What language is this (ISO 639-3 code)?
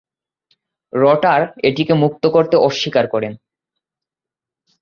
ben